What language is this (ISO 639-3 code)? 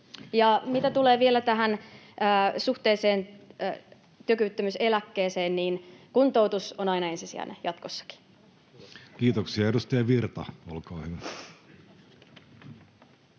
fin